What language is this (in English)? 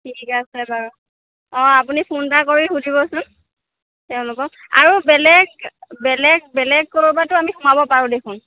Assamese